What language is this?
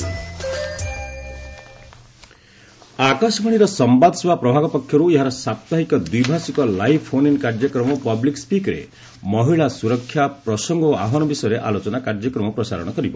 Odia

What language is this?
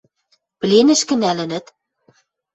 Western Mari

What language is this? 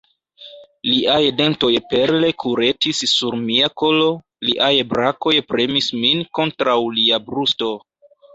Esperanto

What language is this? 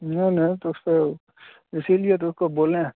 Hindi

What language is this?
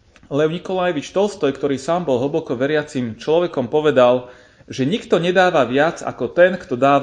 Slovak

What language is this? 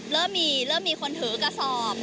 Thai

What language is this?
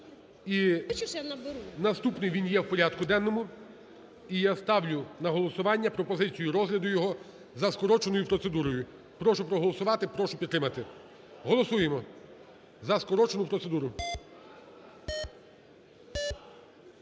Ukrainian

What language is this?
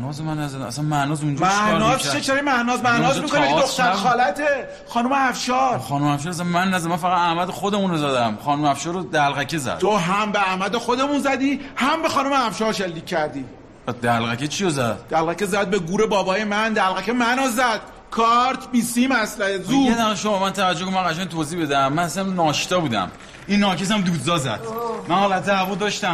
Persian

